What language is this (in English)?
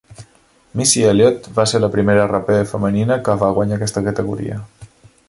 Catalan